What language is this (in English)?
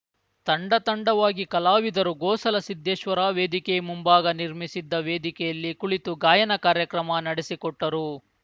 Kannada